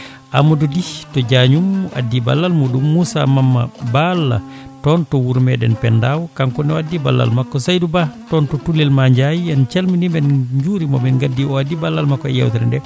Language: Fula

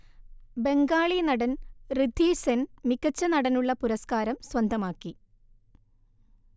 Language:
Malayalam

